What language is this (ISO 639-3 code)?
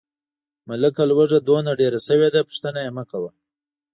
pus